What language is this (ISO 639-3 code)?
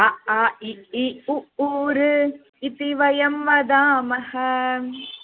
san